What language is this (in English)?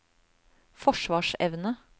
Norwegian